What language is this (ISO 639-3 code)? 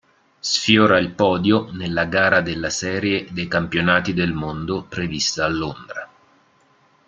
ita